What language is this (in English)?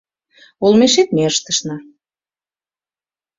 Mari